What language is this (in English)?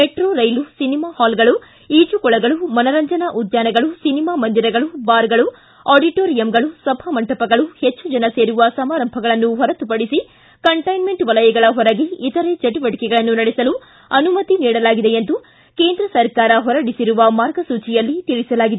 Kannada